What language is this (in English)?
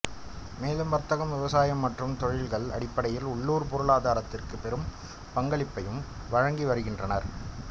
Tamil